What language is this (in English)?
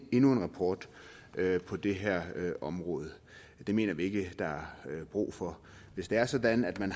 Danish